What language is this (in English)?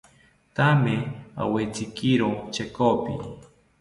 South Ucayali Ashéninka